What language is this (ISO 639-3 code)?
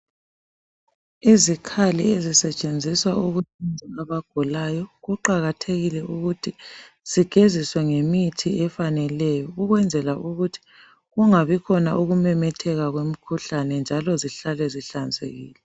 nde